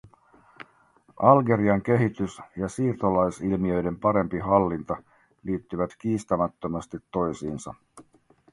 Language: Finnish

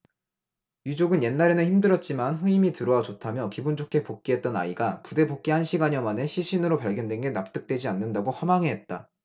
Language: Korean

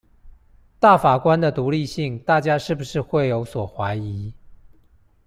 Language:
Chinese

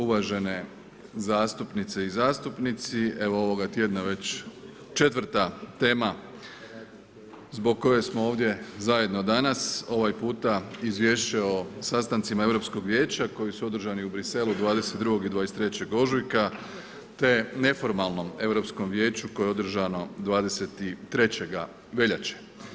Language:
Croatian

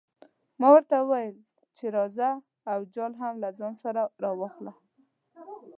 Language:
Pashto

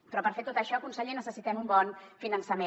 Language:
Catalan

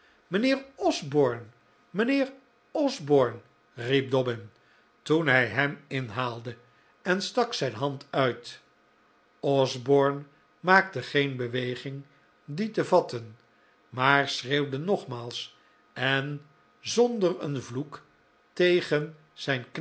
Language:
Dutch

